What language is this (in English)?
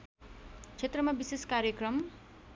Nepali